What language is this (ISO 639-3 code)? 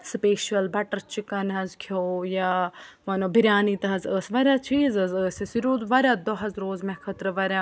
kas